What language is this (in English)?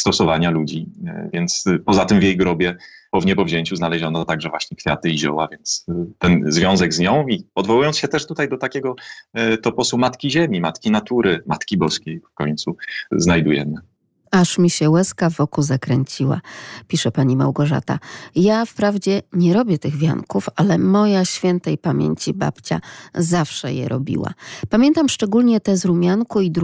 Polish